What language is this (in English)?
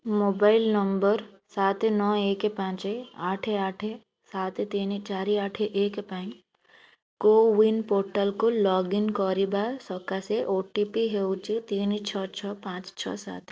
Odia